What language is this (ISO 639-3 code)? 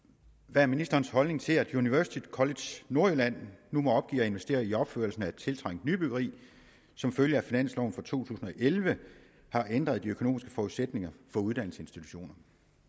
dan